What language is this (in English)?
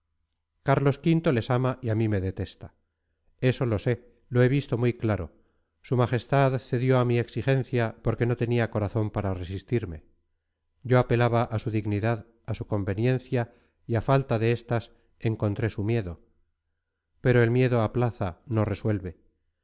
Spanish